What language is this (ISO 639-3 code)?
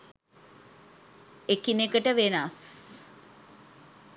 sin